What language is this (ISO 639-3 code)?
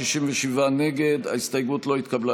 heb